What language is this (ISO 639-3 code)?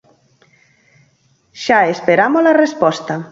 glg